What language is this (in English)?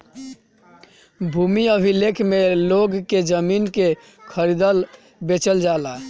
Bhojpuri